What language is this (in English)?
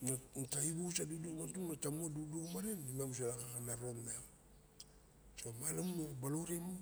Barok